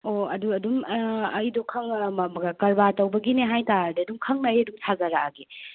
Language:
Manipuri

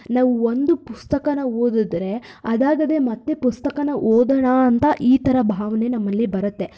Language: Kannada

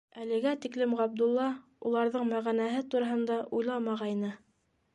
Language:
Bashkir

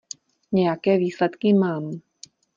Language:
Czech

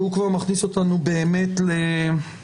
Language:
Hebrew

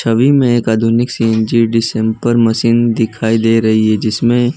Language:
Hindi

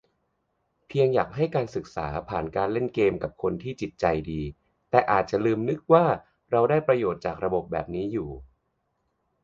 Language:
Thai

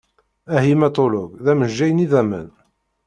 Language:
Kabyle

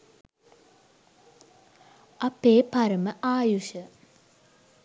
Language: Sinhala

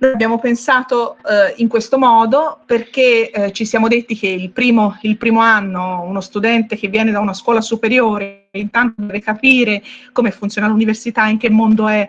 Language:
Italian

